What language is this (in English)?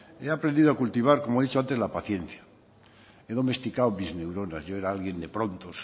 Spanish